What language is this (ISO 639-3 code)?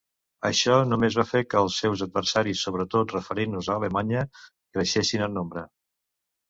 cat